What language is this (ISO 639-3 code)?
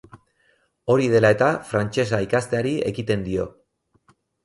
eus